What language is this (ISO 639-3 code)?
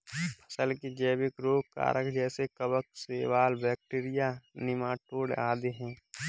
hin